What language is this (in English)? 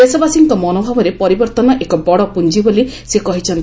Odia